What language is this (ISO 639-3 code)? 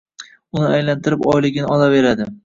uzb